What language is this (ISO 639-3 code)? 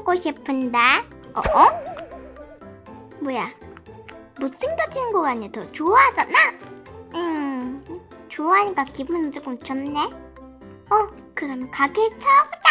kor